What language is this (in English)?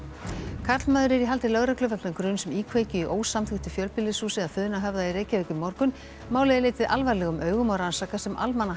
Icelandic